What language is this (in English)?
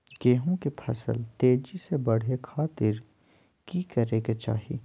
Magahi